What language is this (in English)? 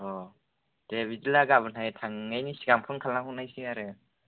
Bodo